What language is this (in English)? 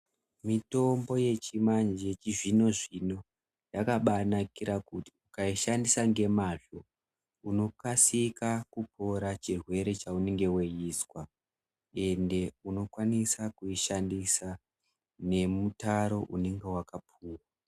Ndau